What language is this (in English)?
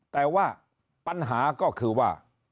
Thai